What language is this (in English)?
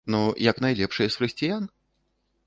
Belarusian